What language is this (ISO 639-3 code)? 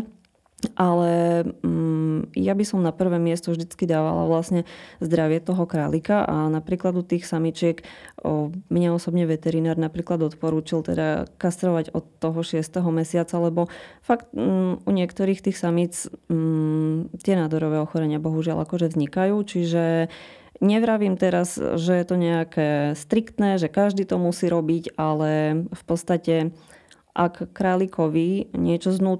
slk